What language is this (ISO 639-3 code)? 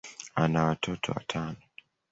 swa